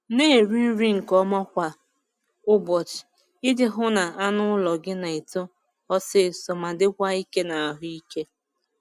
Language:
Igbo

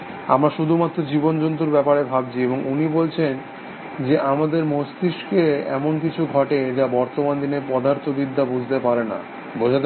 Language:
Bangla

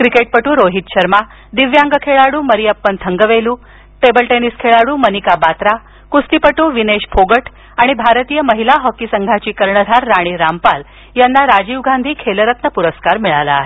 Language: Marathi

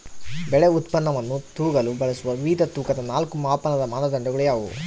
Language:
Kannada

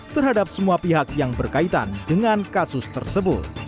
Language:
Indonesian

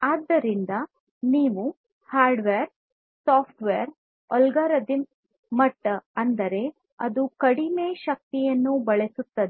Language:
Kannada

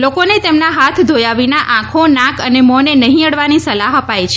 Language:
Gujarati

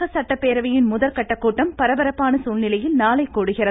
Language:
Tamil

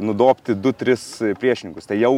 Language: Lithuanian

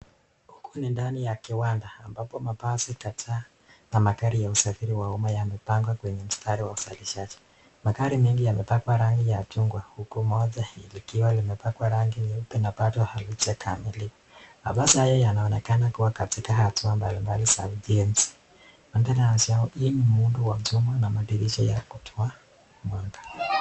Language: Swahili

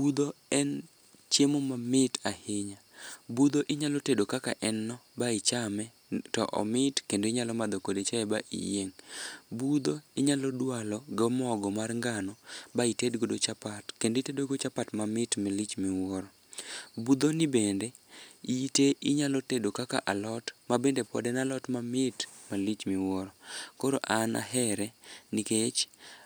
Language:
Luo (Kenya and Tanzania)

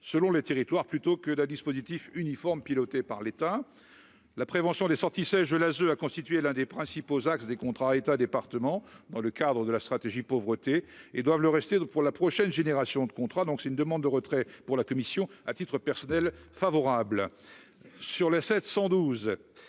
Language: French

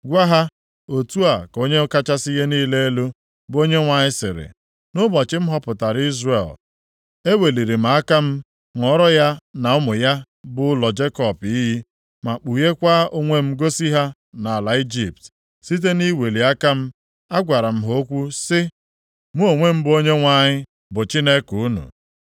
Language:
Igbo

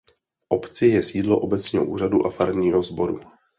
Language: Czech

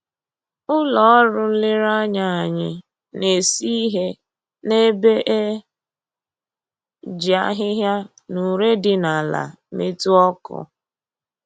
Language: Igbo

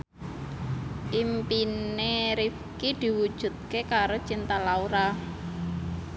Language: Javanese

